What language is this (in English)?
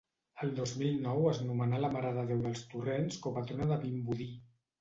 Catalan